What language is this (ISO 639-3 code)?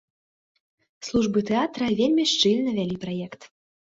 bel